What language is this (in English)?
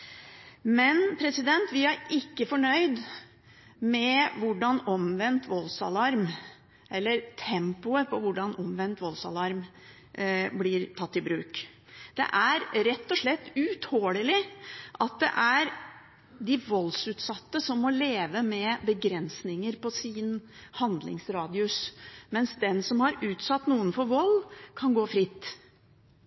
Norwegian Bokmål